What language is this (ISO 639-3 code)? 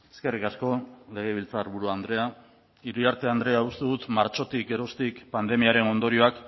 eus